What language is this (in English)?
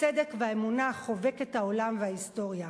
Hebrew